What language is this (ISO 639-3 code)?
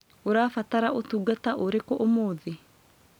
kik